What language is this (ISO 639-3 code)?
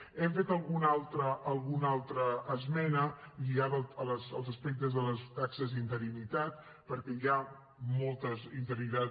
cat